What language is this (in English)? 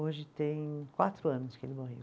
Portuguese